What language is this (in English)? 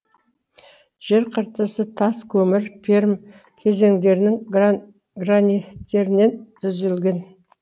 Kazakh